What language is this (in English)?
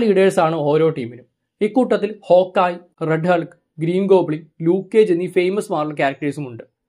Malayalam